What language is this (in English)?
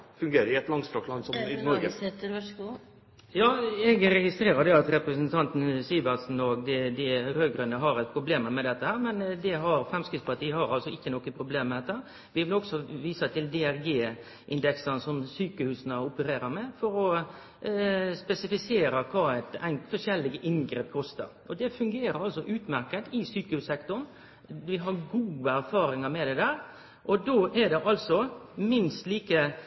Norwegian